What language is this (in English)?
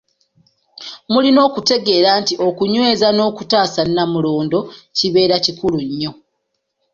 Ganda